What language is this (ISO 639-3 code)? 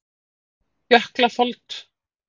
isl